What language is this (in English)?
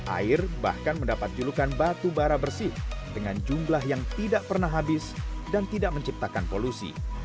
Indonesian